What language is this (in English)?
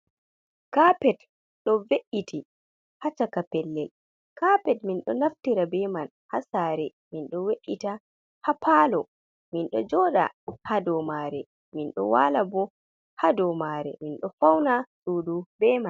Fula